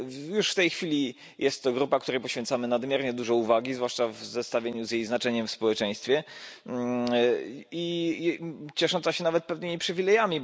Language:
Polish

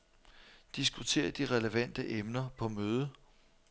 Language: Danish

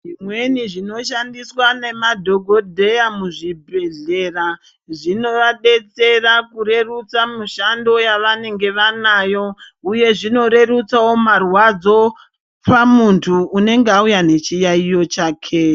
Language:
Ndau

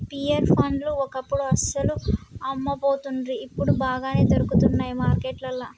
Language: Telugu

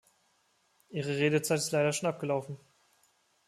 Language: German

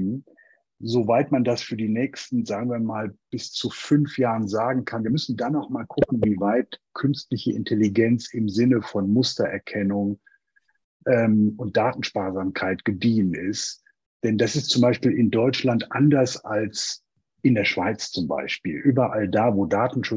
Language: German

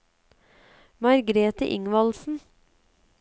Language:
Norwegian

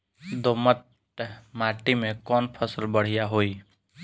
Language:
Bhojpuri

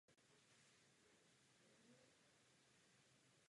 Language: Czech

